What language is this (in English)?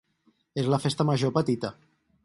Catalan